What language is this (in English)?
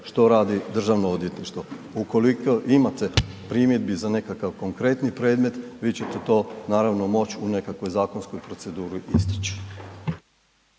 Croatian